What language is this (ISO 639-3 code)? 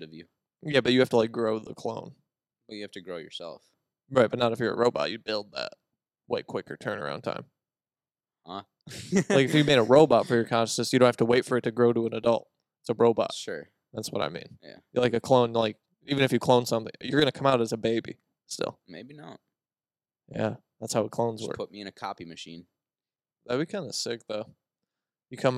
eng